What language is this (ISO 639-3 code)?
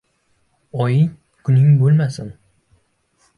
uzb